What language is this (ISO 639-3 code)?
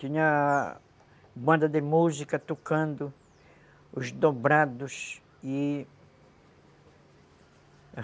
por